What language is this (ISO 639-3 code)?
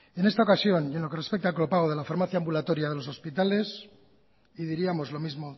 spa